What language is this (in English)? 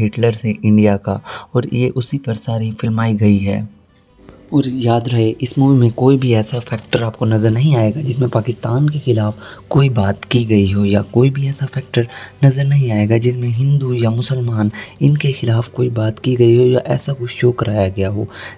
Hindi